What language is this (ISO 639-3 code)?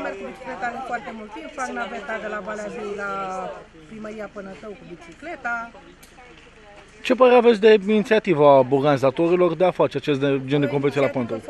ron